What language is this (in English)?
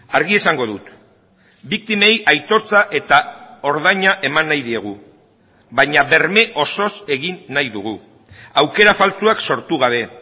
Basque